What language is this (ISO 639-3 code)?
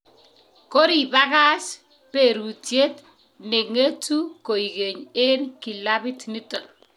kln